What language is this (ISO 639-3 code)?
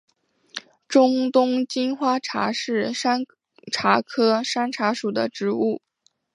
zho